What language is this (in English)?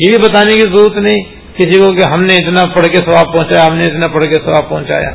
Urdu